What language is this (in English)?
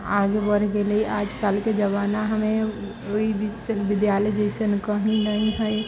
Maithili